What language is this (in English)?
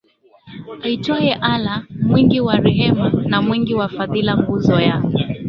Swahili